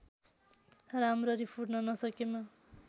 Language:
Nepali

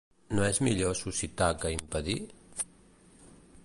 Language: Catalan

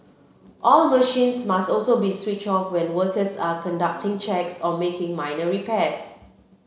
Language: English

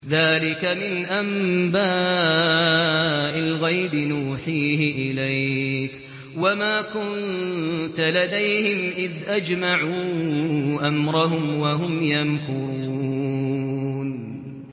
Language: Arabic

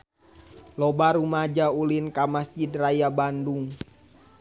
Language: Sundanese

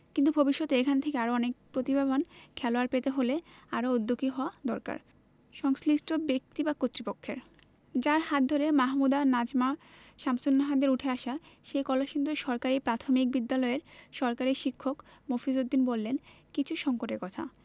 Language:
Bangla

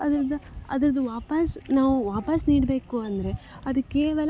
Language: Kannada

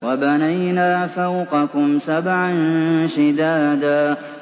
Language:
Arabic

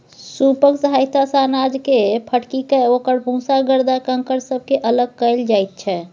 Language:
Maithili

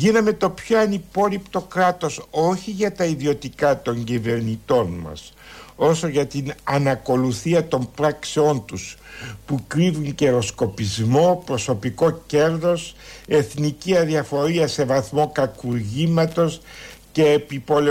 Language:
Greek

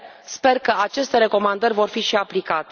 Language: Romanian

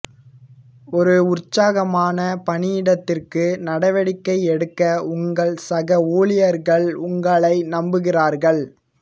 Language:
Tamil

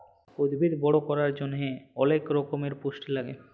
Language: Bangla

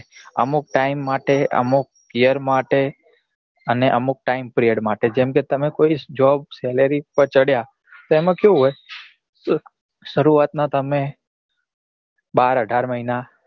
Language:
Gujarati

